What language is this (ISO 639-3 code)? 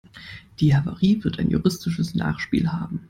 deu